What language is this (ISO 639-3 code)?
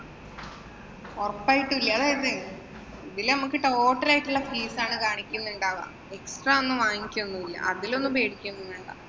mal